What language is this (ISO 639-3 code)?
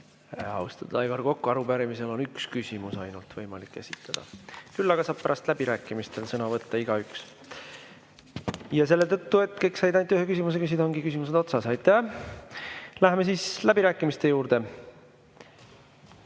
est